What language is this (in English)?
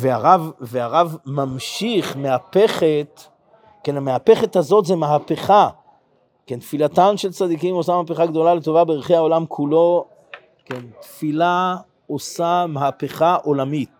Hebrew